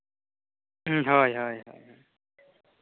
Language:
Santali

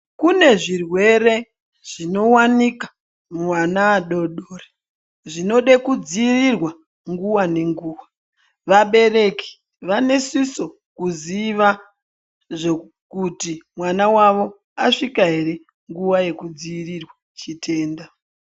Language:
Ndau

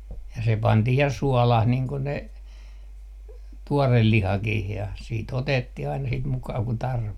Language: Finnish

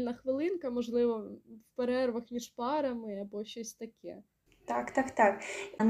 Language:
Ukrainian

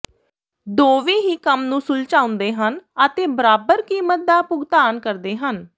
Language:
Punjabi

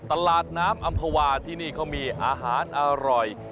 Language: Thai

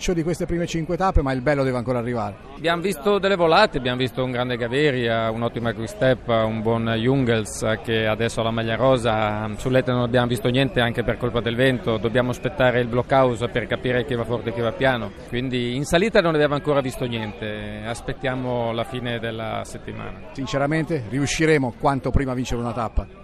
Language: Italian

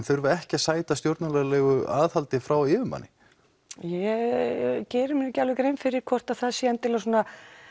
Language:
Icelandic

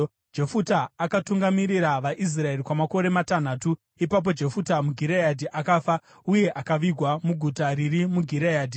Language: Shona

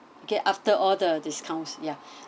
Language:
English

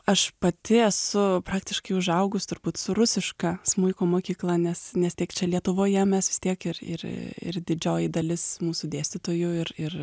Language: Lithuanian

